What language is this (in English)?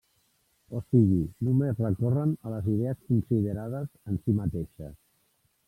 Catalan